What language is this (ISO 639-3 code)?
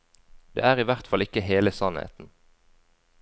nor